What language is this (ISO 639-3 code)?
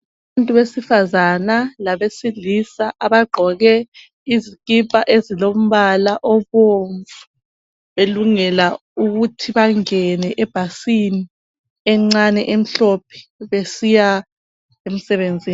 nde